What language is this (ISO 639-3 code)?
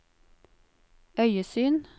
nor